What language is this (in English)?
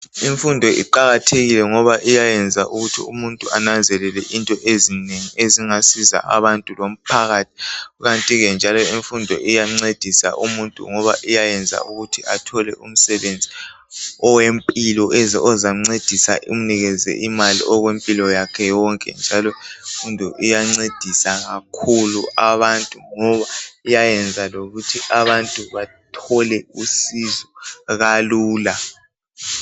North Ndebele